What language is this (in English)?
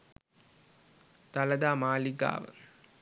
Sinhala